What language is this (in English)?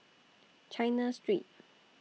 English